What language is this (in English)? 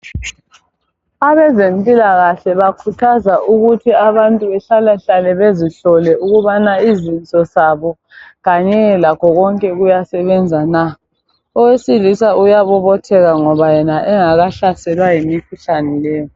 North Ndebele